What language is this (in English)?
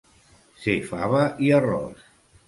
Catalan